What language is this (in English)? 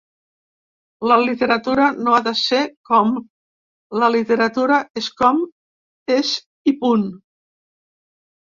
Catalan